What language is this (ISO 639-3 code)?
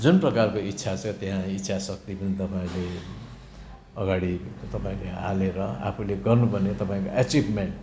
nep